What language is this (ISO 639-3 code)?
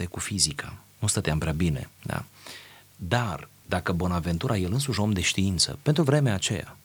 ron